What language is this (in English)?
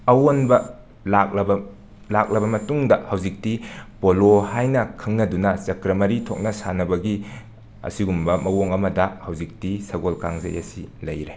Manipuri